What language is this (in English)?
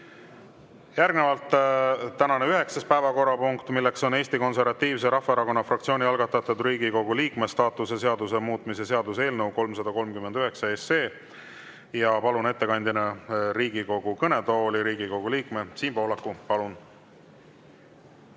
Estonian